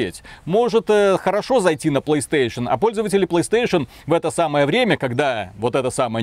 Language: Russian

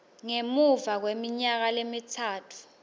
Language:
Swati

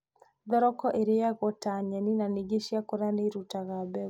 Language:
Kikuyu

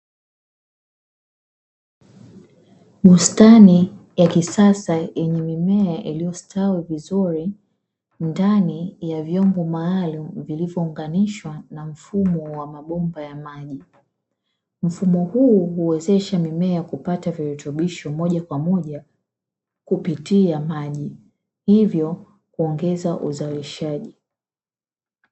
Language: Swahili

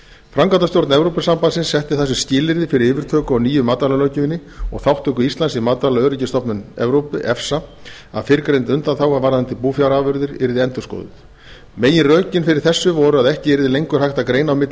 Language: Icelandic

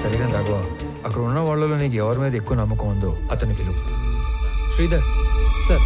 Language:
Telugu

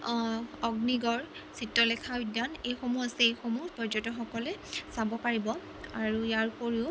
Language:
Assamese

